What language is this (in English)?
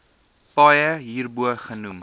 Afrikaans